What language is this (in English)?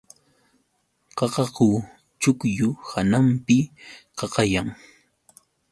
Yauyos Quechua